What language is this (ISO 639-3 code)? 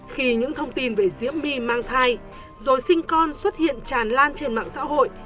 vie